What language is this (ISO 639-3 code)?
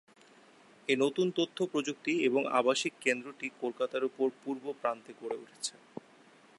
ben